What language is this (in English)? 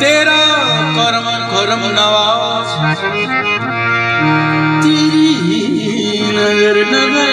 Indonesian